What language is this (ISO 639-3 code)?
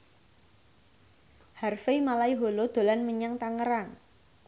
jav